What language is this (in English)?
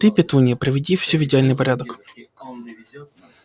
Russian